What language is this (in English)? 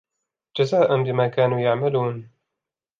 Arabic